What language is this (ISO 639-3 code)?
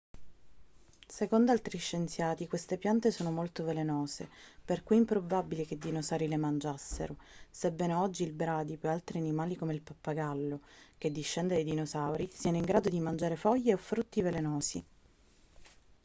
ita